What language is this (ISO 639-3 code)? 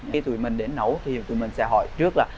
vie